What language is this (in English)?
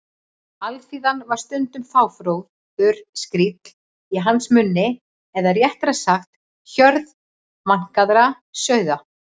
Icelandic